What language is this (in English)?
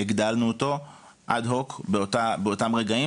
Hebrew